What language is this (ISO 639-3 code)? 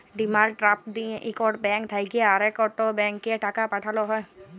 ben